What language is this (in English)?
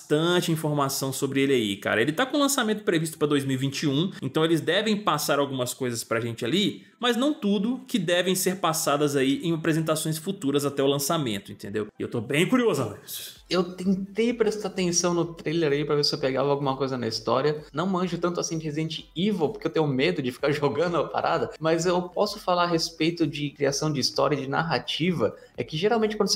Portuguese